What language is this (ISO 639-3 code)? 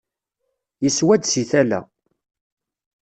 kab